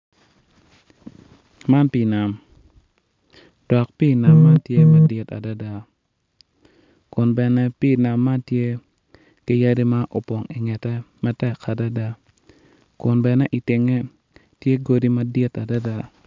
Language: Acoli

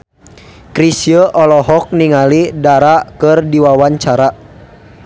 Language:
Sundanese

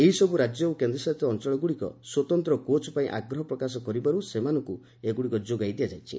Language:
Odia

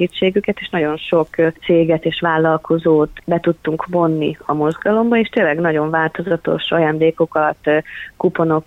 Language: Hungarian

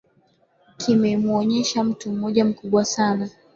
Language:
Swahili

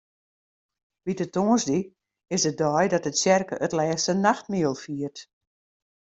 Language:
Western Frisian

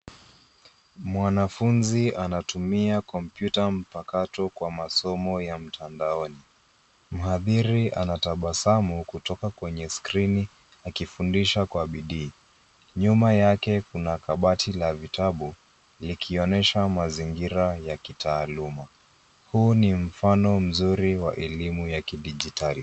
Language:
Swahili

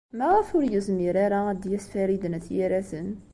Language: Kabyle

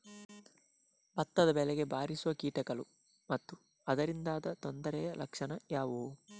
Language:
Kannada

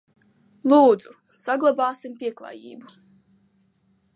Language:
Latvian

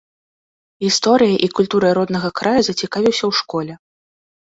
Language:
Belarusian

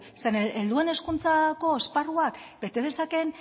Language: Basque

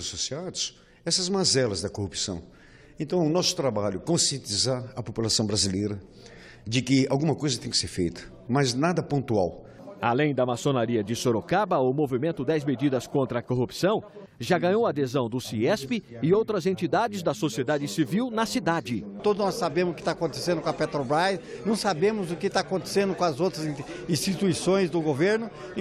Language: Portuguese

